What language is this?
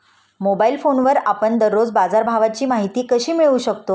Marathi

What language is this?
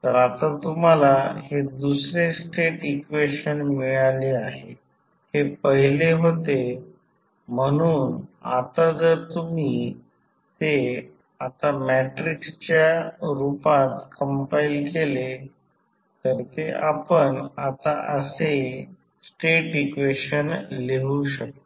Marathi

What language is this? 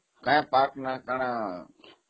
Odia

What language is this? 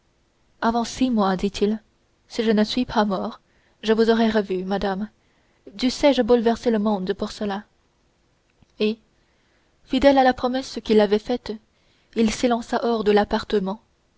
French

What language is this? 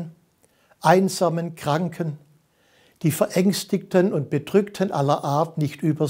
German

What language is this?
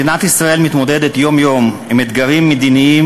Hebrew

